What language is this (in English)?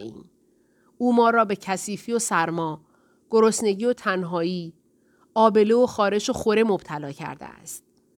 Persian